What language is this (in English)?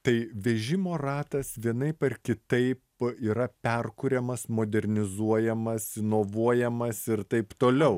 Lithuanian